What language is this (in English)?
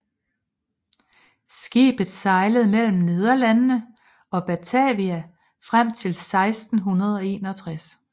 Danish